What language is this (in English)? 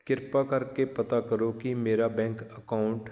Punjabi